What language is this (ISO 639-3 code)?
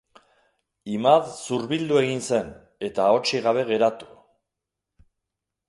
eus